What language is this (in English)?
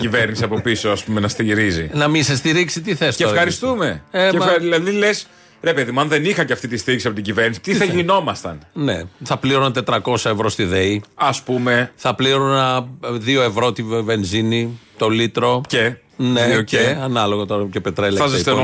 Greek